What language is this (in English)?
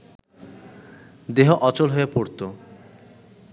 Bangla